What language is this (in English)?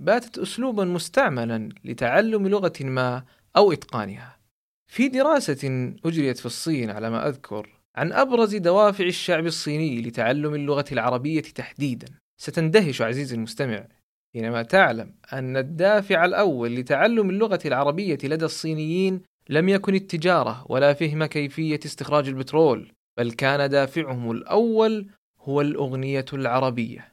Arabic